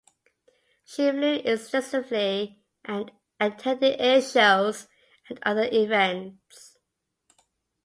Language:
English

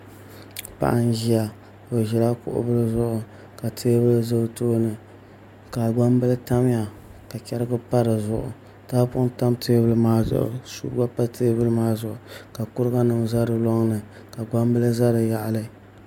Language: Dagbani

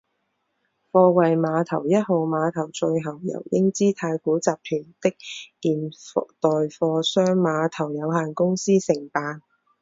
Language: Chinese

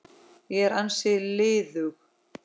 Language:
Icelandic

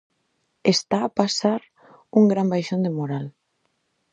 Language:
Galician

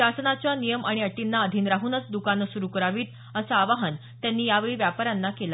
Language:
Marathi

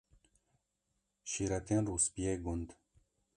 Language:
Kurdish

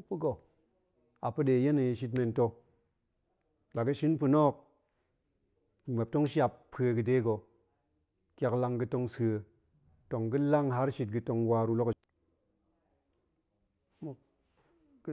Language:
Goemai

